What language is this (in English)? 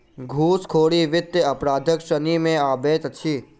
Maithili